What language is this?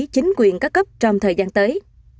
Vietnamese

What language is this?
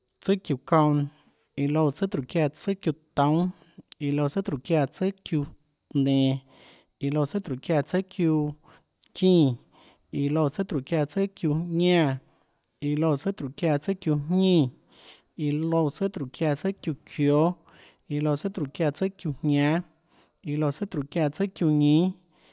Tlacoatzintepec Chinantec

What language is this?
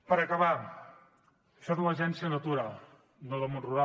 Catalan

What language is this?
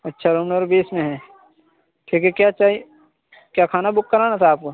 Urdu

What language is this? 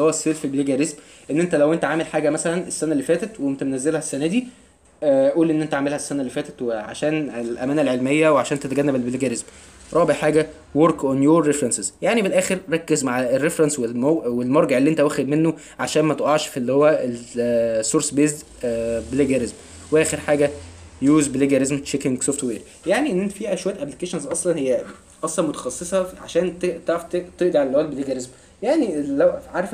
Arabic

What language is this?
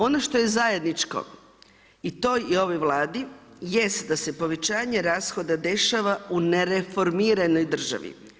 Croatian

